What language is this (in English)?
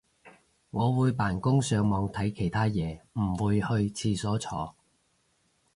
Cantonese